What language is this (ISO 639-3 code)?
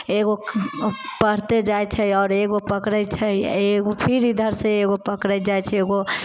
mai